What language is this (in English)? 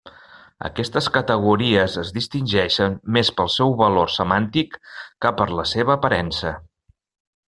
Catalan